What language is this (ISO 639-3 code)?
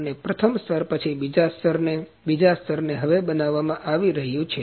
guj